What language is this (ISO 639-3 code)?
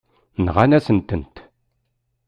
kab